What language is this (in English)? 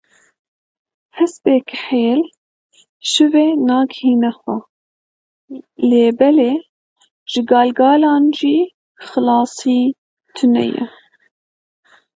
Kurdish